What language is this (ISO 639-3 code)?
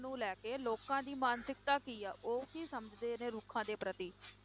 pan